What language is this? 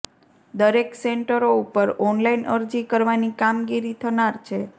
Gujarati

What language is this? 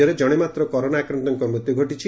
Odia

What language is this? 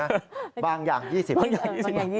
Thai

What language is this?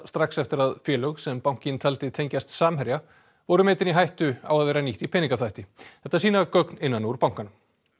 Icelandic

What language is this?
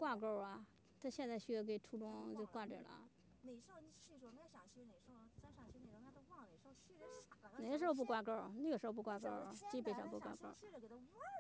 Chinese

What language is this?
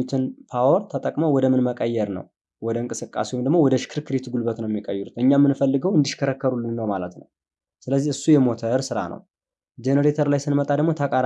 Turkish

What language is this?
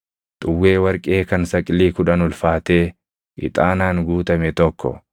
Oromo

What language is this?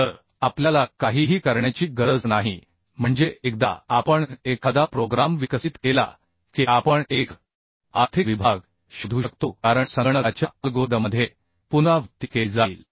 Marathi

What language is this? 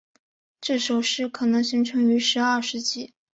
Chinese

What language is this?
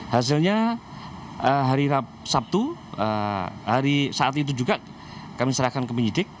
Indonesian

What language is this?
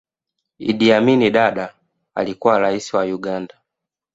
Swahili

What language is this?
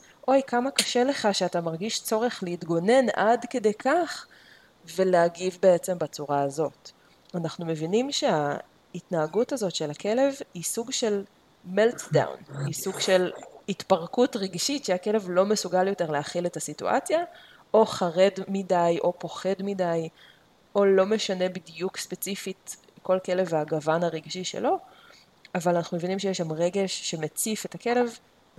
Hebrew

